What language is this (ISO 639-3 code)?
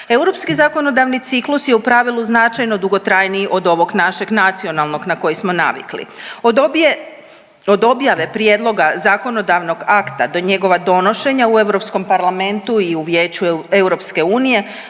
hrv